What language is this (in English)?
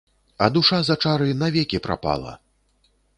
Belarusian